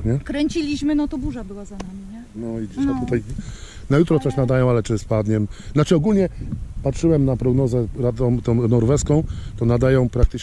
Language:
Polish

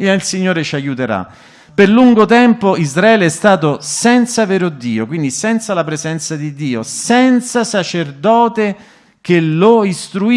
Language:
Italian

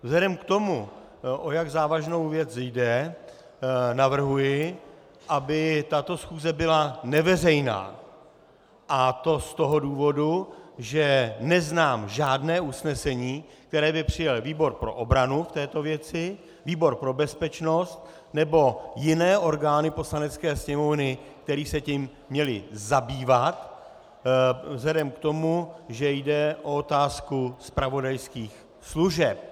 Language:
Czech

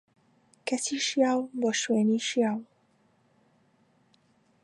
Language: Central Kurdish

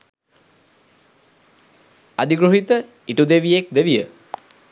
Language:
Sinhala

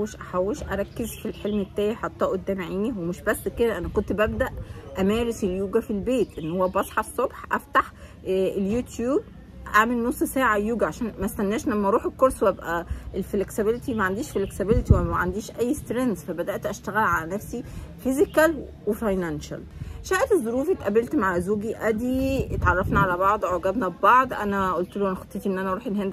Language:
Arabic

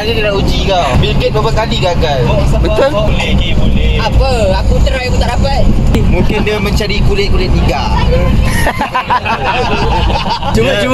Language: Malay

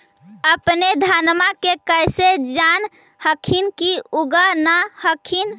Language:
Magahi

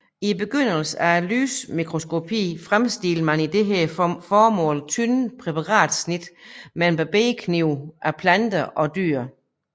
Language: Danish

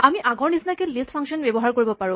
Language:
Assamese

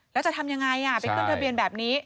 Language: Thai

